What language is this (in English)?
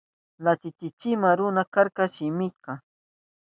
Southern Pastaza Quechua